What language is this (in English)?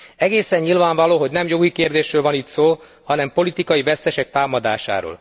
Hungarian